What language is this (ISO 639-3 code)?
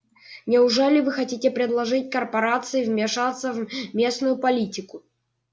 rus